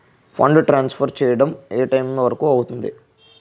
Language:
Telugu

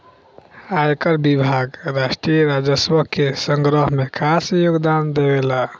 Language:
Bhojpuri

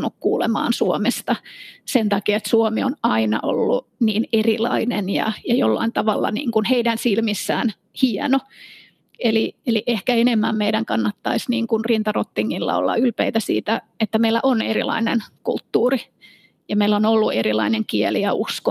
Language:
Finnish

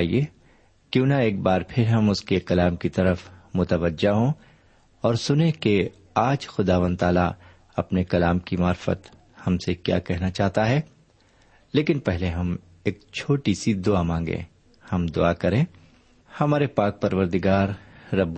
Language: Urdu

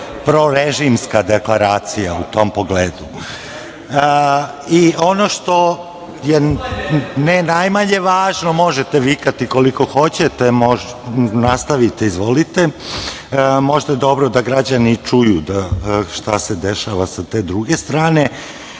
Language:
Serbian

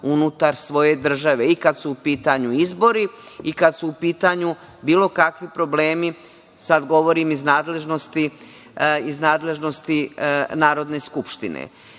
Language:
Serbian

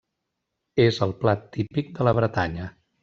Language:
Catalan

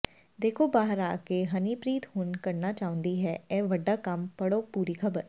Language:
Punjabi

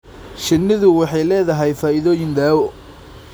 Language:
Somali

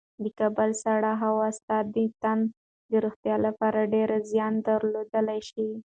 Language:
Pashto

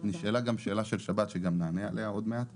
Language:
Hebrew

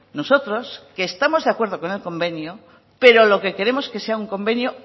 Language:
Spanish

